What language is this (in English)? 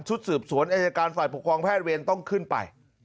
Thai